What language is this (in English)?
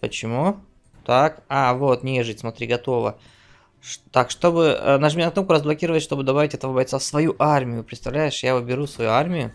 Russian